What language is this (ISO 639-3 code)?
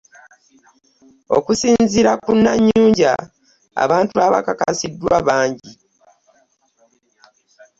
lug